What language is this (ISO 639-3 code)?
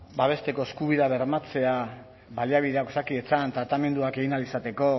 eus